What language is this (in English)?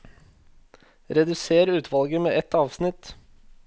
Norwegian